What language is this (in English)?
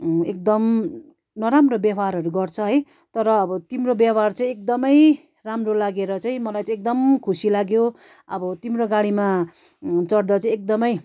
Nepali